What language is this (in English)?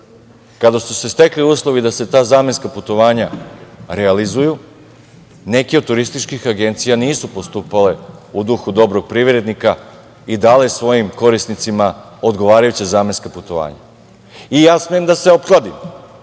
Serbian